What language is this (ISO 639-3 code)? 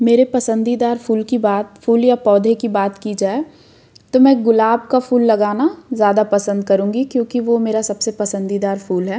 hin